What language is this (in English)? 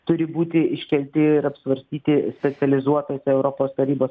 Lithuanian